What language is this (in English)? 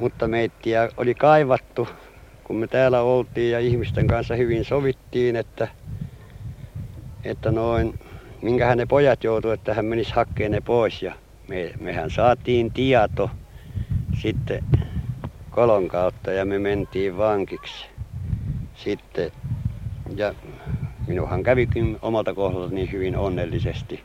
Finnish